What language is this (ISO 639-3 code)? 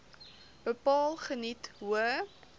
afr